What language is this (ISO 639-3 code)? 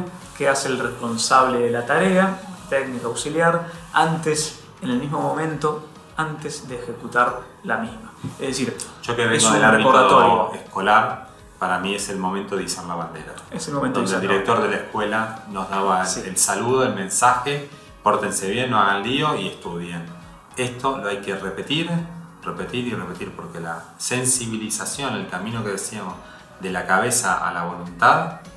spa